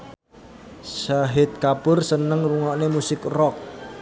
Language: Javanese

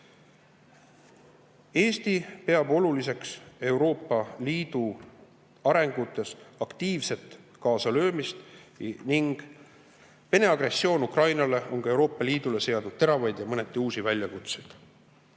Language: Estonian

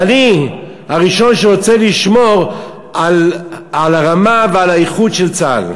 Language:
Hebrew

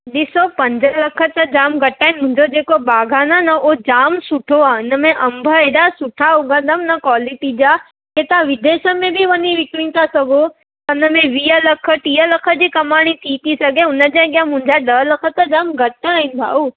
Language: Sindhi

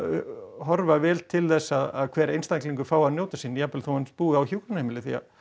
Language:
Icelandic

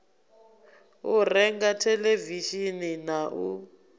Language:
Venda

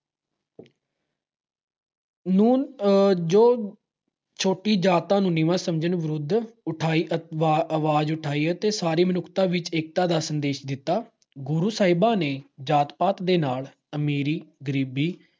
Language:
Punjabi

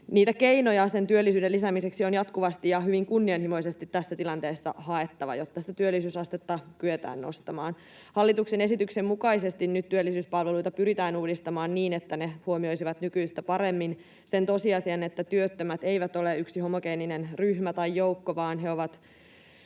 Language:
Finnish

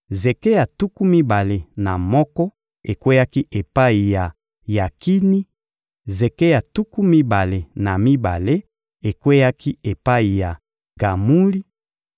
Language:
Lingala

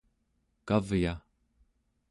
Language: Central Yupik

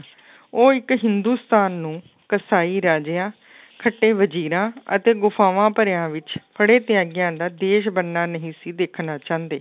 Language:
Punjabi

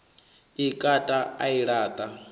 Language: Venda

